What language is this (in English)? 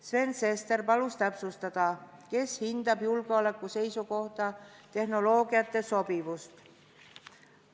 Estonian